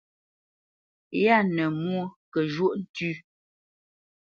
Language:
Bamenyam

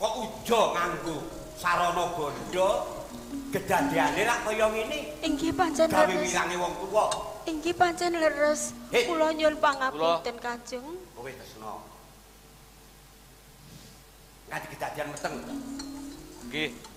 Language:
Indonesian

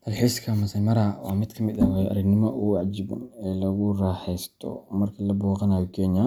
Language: Somali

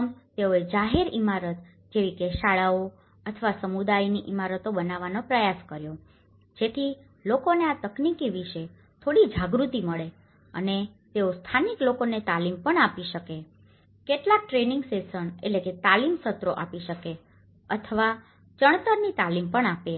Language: Gujarati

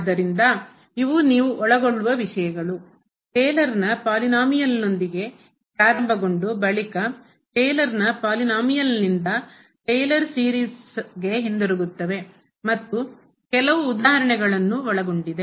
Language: Kannada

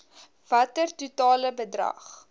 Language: Afrikaans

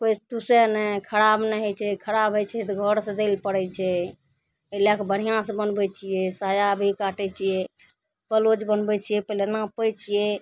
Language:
Maithili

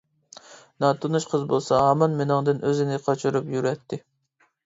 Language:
Uyghur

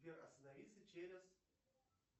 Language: Russian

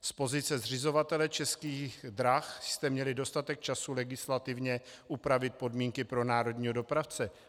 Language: Czech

